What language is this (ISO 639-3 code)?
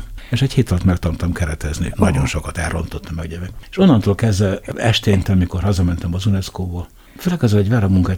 hun